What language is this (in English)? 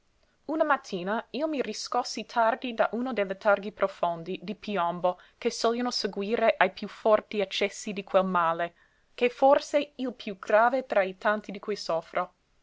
Italian